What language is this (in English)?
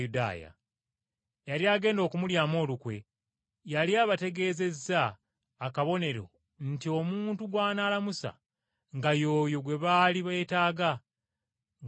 Ganda